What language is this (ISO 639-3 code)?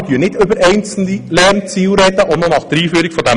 gsw